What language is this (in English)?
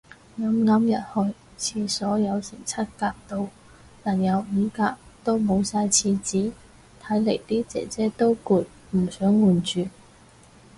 Cantonese